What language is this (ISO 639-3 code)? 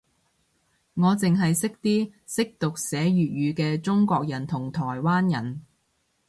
yue